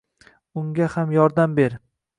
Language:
Uzbek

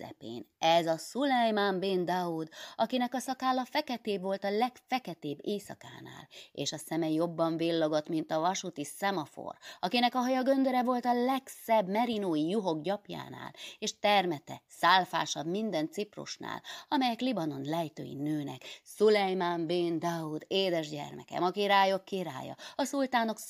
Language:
Hungarian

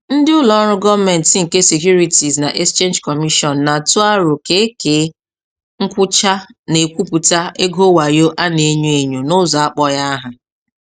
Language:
Igbo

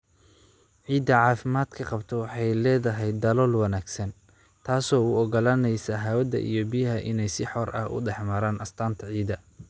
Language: Somali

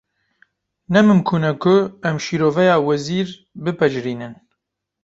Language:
Kurdish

